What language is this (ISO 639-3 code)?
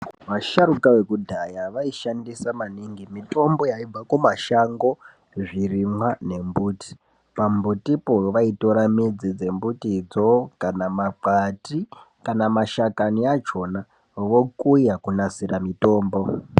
ndc